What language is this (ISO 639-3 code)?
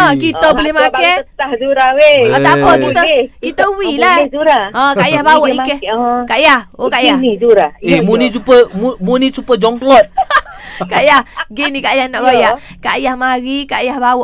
msa